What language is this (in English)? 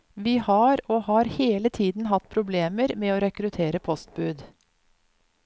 Norwegian